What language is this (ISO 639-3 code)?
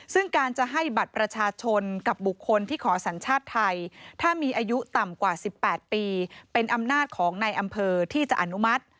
tha